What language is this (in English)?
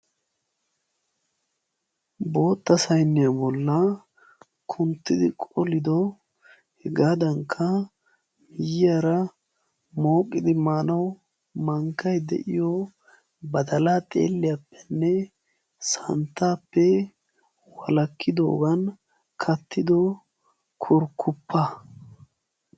Wolaytta